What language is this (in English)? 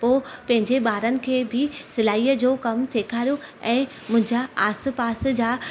Sindhi